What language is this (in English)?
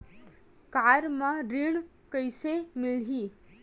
Chhattisgarhi